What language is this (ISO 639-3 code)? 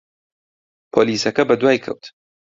ckb